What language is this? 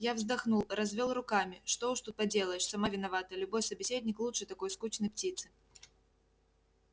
Russian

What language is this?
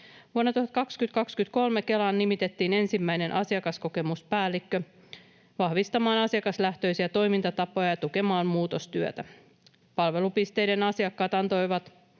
Finnish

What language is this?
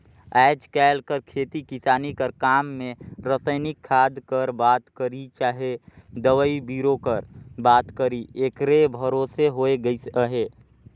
Chhattisgarhi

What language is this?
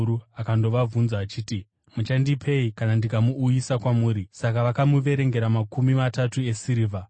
Shona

